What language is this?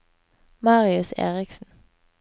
Norwegian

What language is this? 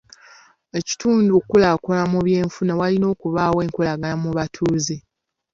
Ganda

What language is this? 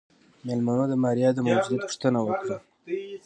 Pashto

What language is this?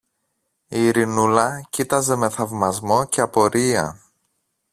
Greek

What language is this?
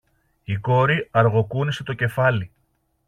Greek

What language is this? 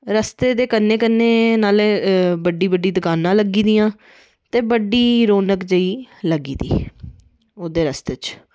Dogri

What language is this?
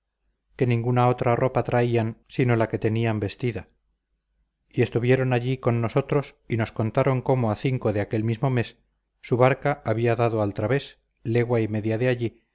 Spanish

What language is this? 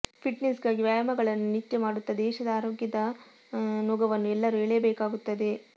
Kannada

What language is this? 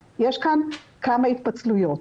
Hebrew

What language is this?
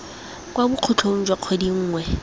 Tswana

